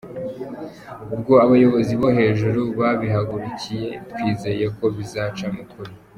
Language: Kinyarwanda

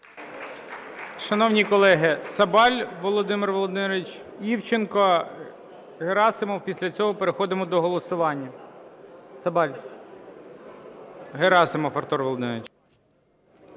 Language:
Ukrainian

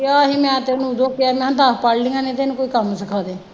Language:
Punjabi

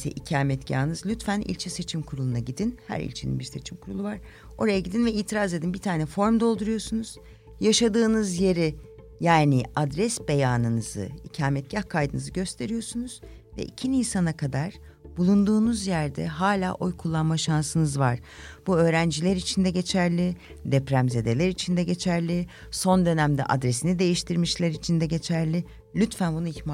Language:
Turkish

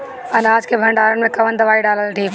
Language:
Bhojpuri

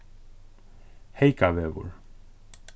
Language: Faroese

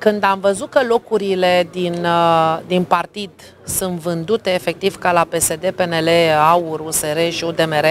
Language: Romanian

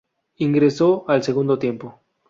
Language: Spanish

